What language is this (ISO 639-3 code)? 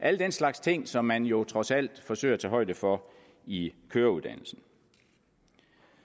dan